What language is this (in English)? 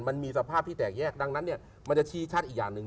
Thai